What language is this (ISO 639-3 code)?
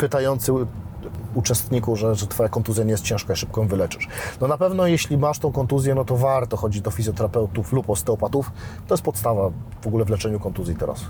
pol